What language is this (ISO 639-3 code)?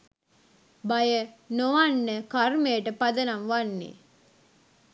sin